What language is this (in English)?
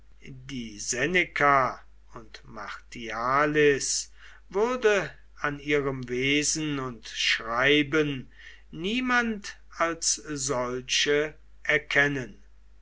German